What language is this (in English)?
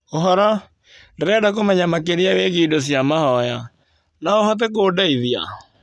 Kikuyu